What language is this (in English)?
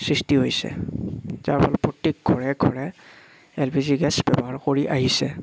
Assamese